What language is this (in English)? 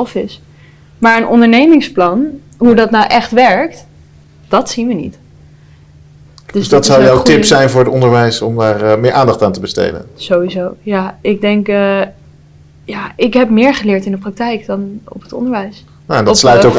Dutch